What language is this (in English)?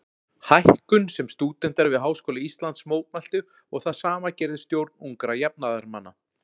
Icelandic